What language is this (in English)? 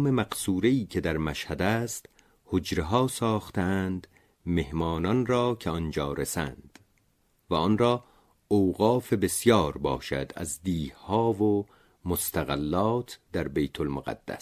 Persian